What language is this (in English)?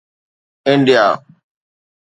Sindhi